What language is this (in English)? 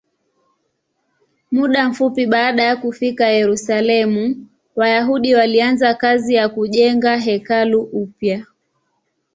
Swahili